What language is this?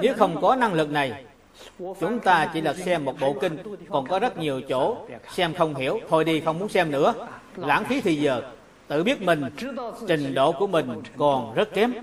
Vietnamese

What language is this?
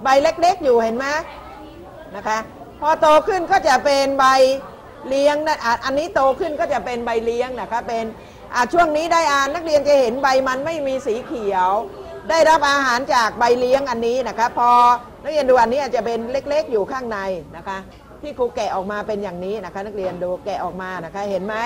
Thai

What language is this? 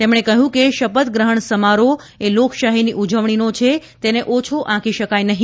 Gujarati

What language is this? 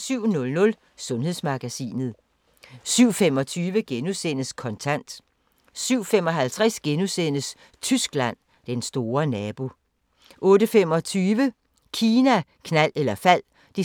Danish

